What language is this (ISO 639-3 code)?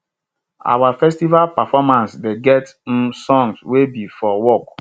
pcm